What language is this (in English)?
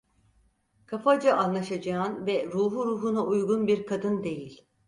Turkish